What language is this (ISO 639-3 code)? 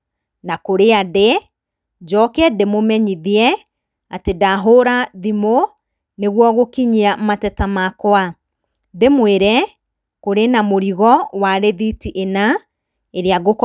kik